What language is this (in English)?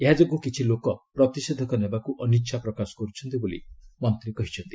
Odia